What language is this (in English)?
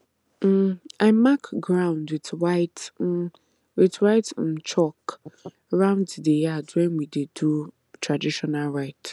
Nigerian Pidgin